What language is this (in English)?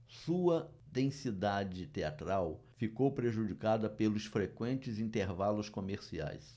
Portuguese